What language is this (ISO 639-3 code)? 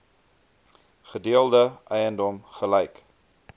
afr